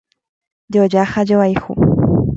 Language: Guarani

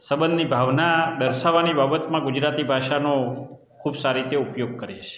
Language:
Gujarati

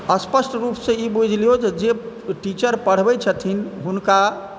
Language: Maithili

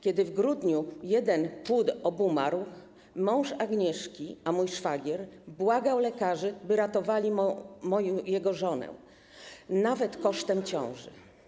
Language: Polish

